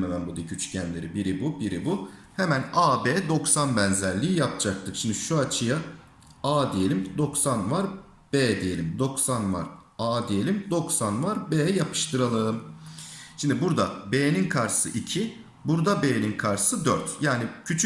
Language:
Turkish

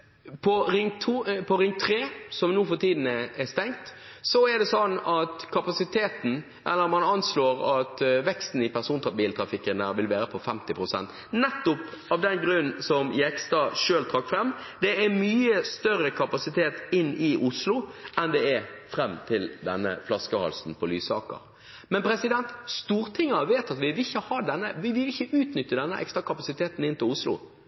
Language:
Norwegian Bokmål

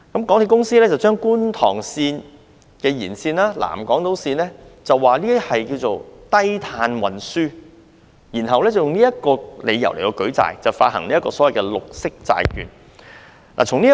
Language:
Cantonese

